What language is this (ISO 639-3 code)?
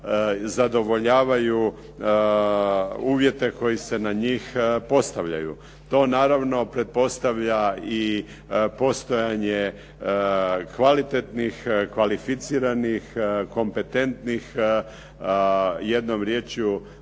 hrv